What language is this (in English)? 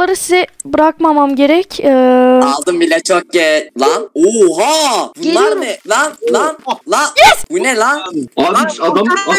Turkish